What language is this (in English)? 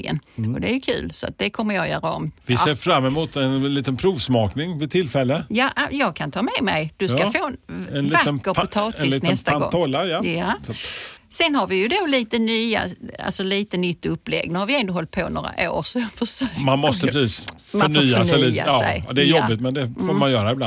Swedish